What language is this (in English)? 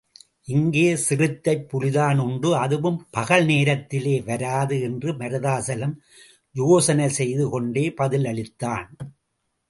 Tamil